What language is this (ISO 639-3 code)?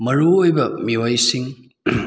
mni